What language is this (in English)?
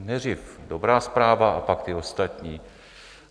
Czech